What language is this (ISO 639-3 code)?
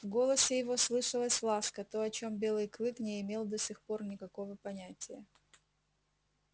rus